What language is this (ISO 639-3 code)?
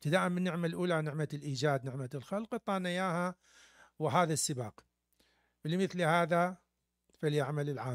ara